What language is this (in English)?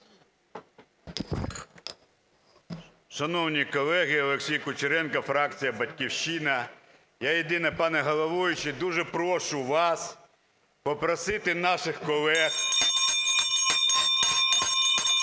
Ukrainian